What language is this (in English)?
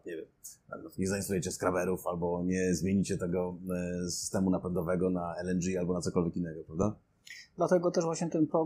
Polish